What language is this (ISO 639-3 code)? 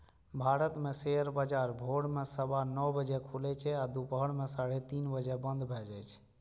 mai